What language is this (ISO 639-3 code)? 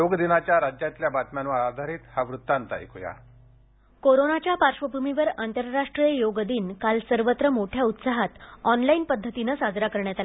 mar